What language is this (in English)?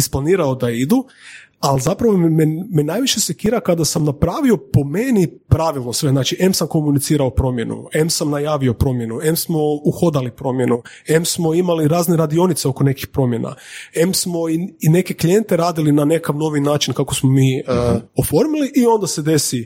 Croatian